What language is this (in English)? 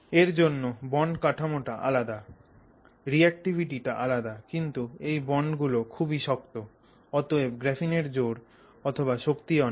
Bangla